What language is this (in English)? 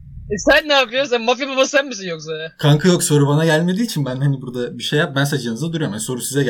Turkish